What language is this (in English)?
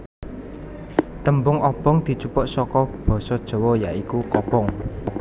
Javanese